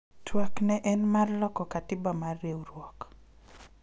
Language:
Luo (Kenya and Tanzania)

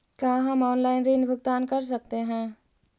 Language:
Magahi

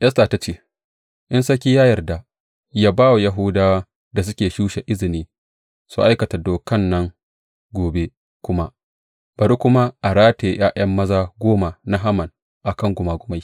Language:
Hausa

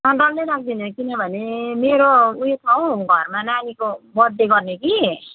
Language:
Nepali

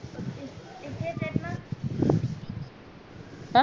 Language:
Marathi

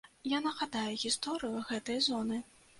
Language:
Belarusian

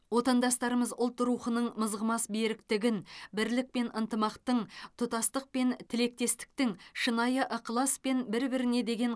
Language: Kazakh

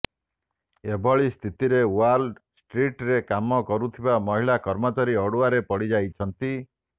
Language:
Odia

